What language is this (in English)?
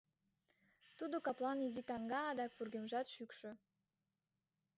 Mari